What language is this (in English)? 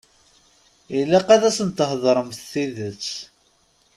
Kabyle